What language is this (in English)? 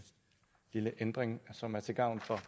Danish